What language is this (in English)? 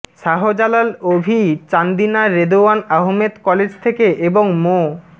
Bangla